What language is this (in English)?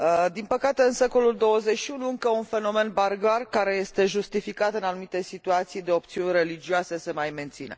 Romanian